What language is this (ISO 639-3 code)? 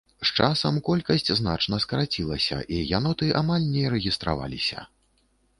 bel